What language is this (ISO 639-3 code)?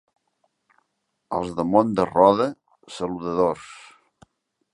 cat